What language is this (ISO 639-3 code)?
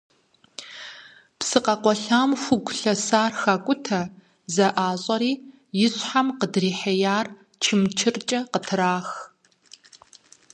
kbd